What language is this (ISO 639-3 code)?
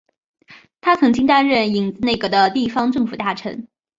zho